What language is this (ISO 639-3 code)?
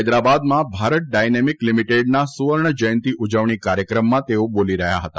guj